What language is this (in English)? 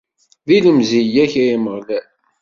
Kabyle